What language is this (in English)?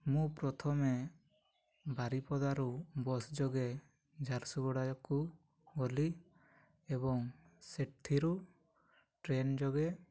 Odia